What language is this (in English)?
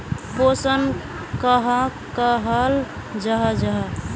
Magahi